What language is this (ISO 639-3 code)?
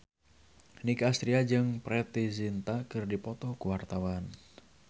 sun